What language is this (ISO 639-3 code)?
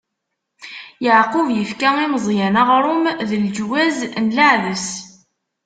kab